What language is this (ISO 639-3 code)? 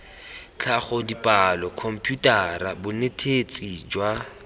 tsn